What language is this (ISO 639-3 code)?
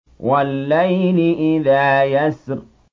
ara